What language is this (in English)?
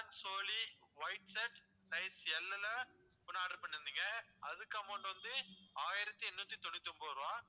Tamil